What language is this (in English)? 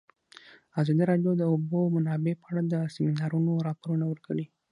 Pashto